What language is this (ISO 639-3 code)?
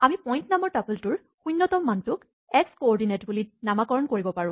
asm